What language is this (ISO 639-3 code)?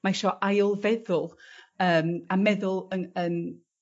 cym